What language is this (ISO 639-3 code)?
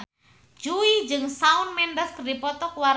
sun